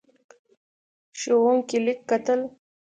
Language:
Pashto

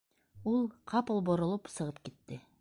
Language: Bashkir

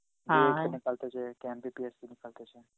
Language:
Bangla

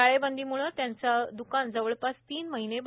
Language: Marathi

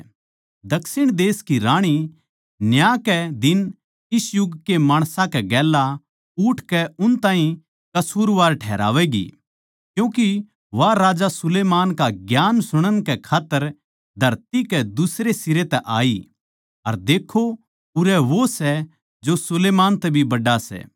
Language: Haryanvi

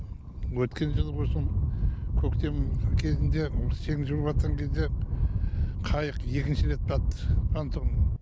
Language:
Kazakh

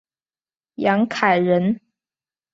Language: Chinese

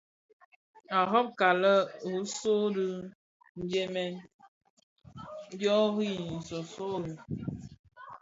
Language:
Bafia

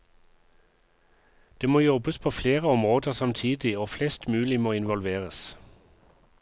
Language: Norwegian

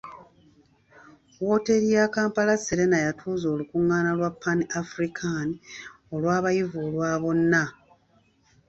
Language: Ganda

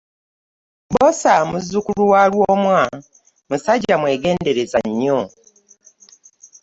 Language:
Ganda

